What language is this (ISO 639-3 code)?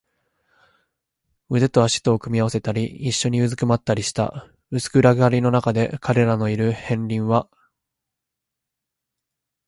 jpn